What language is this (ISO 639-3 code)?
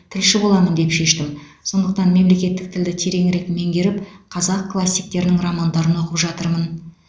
kaz